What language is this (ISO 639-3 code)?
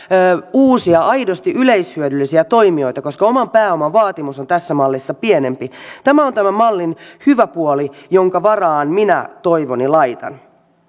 fin